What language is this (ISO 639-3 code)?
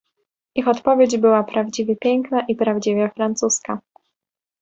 pol